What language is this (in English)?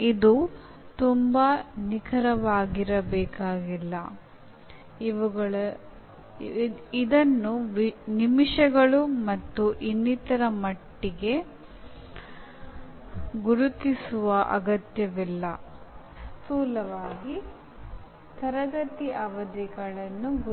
Kannada